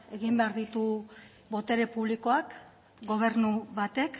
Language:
Basque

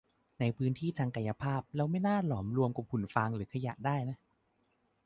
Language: Thai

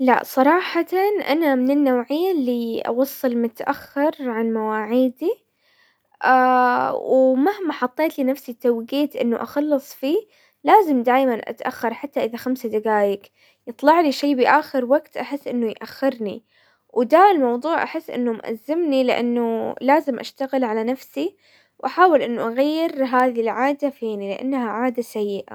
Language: Hijazi Arabic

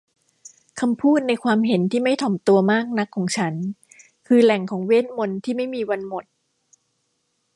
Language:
Thai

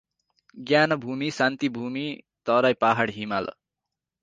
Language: Nepali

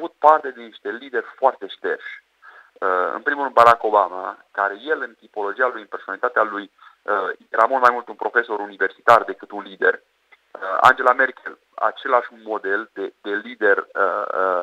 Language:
Romanian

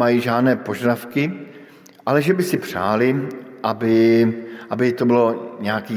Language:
Czech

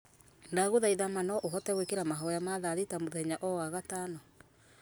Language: Kikuyu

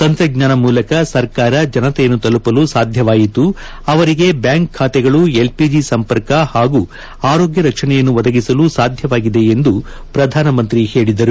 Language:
Kannada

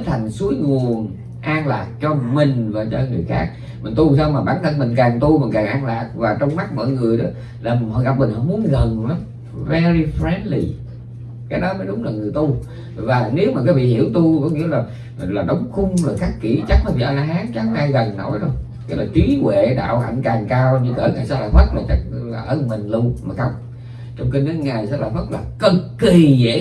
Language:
Vietnamese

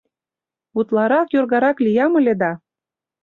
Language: Mari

